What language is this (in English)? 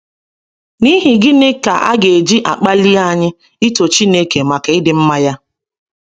Igbo